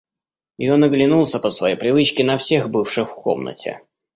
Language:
Russian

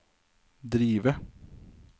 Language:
Norwegian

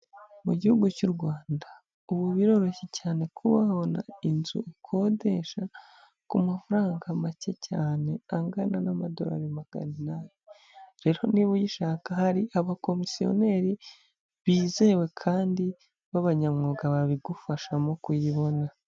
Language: Kinyarwanda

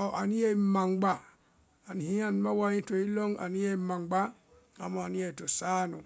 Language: Vai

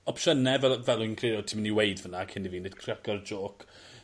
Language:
Welsh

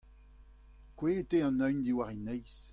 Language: Breton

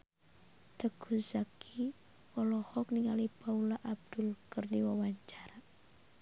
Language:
Sundanese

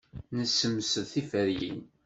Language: Kabyle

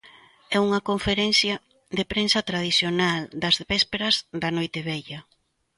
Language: Galician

